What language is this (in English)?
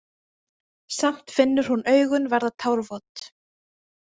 Icelandic